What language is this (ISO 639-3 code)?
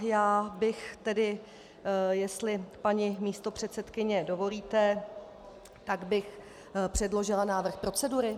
ces